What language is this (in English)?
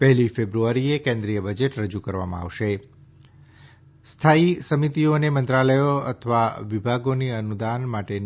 Gujarati